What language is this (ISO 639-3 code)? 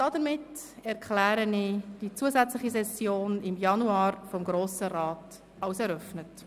gsw